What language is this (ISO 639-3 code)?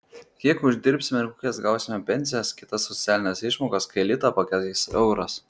lit